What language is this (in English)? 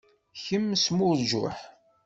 Kabyle